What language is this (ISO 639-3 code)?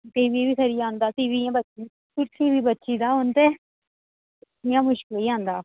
doi